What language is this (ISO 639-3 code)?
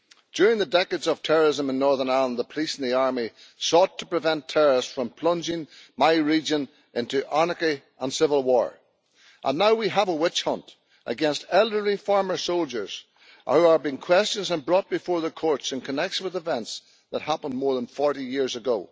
eng